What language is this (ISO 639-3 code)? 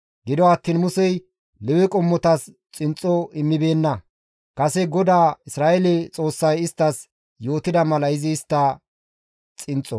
gmv